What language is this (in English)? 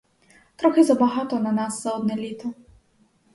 Ukrainian